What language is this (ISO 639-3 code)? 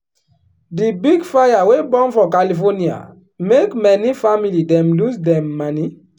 pcm